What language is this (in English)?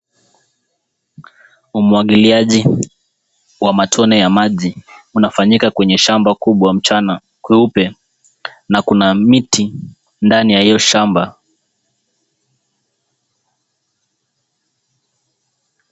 Swahili